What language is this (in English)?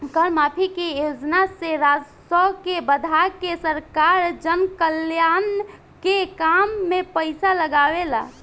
Bhojpuri